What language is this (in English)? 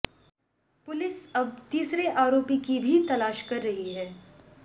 Hindi